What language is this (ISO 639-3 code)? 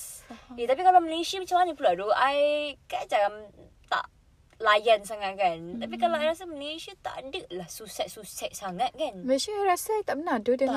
msa